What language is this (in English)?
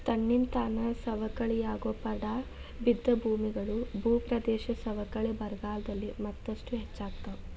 Kannada